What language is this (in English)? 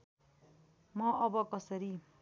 Nepali